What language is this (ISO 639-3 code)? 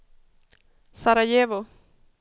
swe